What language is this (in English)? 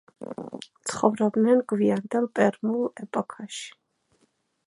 Georgian